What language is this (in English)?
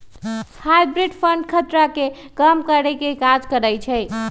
Magahi